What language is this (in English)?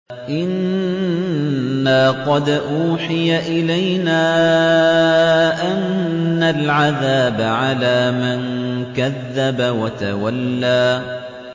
Arabic